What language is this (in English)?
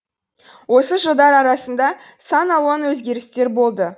Kazakh